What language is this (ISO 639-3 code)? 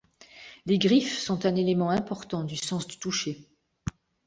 fra